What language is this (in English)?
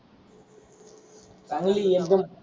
Marathi